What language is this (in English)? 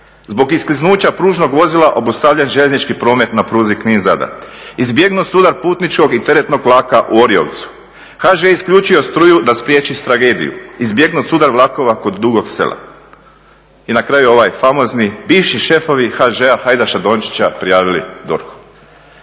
Croatian